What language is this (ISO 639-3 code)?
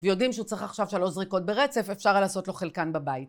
heb